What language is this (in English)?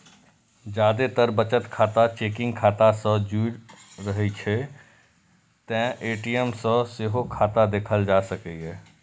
Maithili